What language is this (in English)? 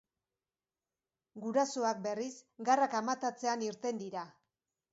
Basque